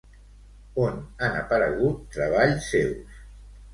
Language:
Catalan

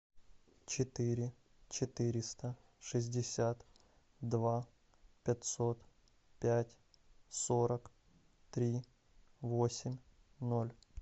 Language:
Russian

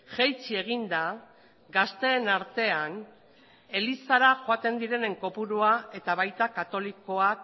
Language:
Basque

